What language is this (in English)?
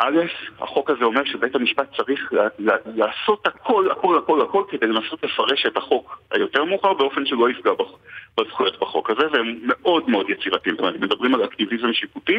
Hebrew